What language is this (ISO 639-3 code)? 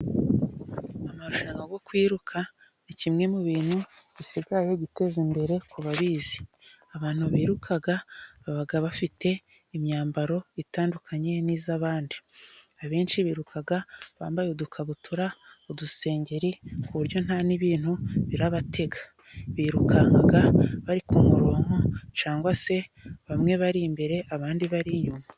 kin